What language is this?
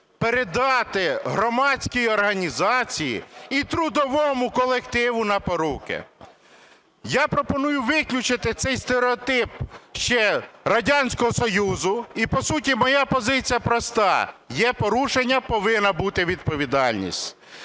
Ukrainian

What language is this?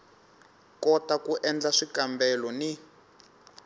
Tsonga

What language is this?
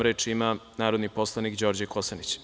Serbian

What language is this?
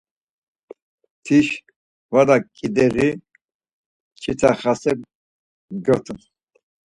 Laz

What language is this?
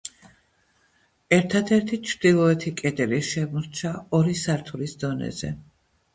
Georgian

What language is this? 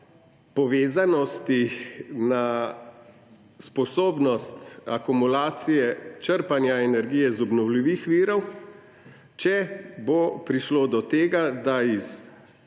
Slovenian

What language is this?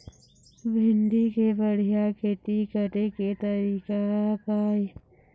Chhattisgarhi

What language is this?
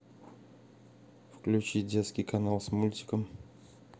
Russian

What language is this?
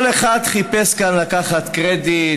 Hebrew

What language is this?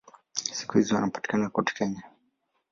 Swahili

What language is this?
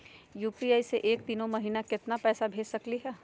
Magahi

